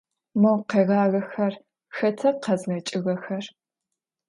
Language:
Adyghe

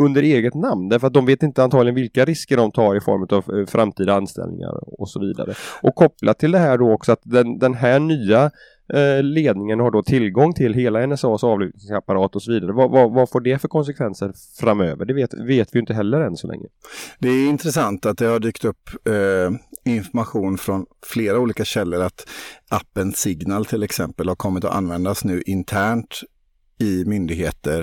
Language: Swedish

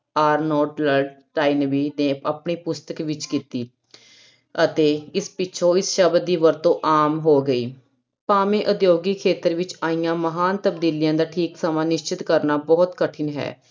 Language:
Punjabi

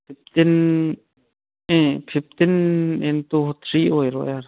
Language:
Manipuri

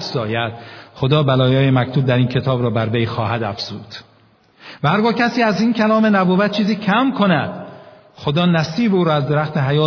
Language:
Persian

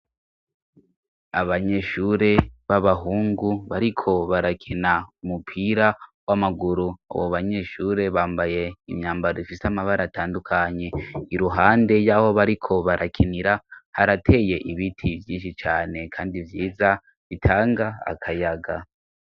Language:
Rundi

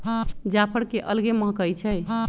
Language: Magahi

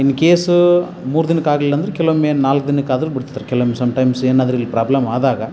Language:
Kannada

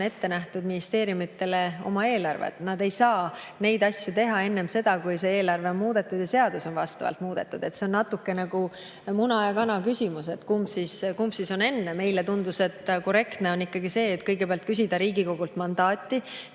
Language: Estonian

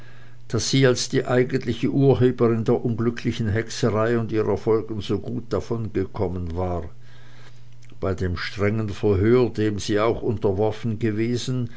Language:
German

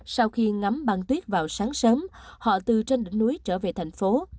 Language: Vietnamese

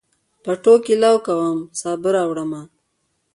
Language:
Pashto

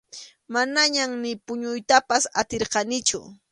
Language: Arequipa-La Unión Quechua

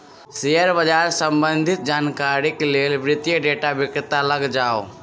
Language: Maithili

